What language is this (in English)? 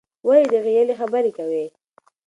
Pashto